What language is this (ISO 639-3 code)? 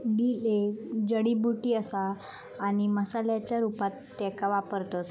mar